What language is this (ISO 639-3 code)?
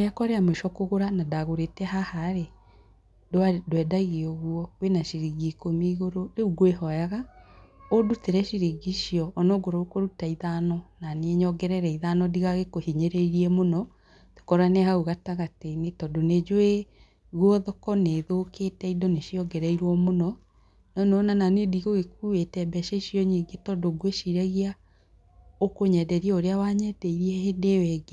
kik